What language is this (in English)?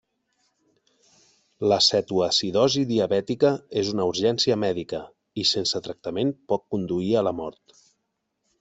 Catalan